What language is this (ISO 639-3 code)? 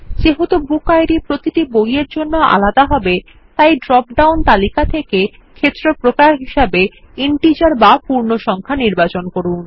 ben